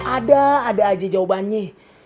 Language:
Indonesian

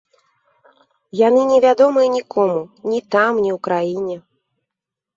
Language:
Belarusian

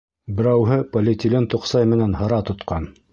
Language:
Bashkir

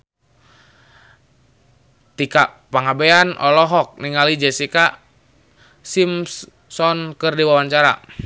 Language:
Sundanese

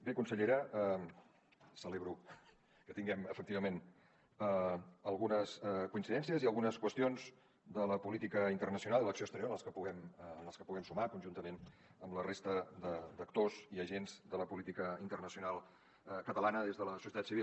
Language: Catalan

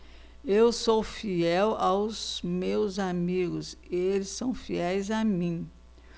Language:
Portuguese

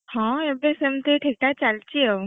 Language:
Odia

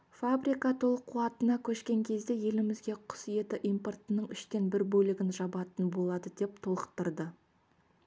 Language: Kazakh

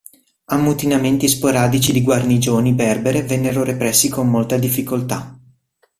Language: Italian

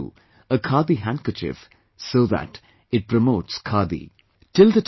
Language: English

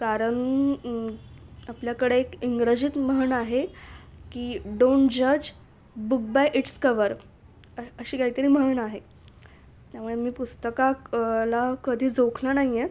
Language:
Marathi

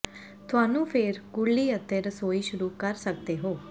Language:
Punjabi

